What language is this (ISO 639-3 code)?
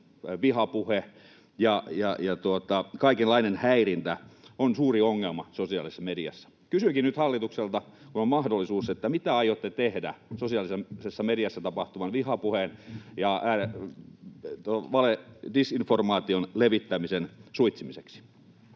fin